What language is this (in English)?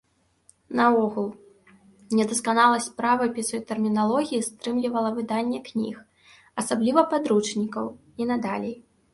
Belarusian